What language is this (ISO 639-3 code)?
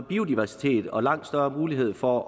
dan